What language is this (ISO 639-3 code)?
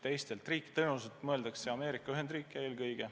est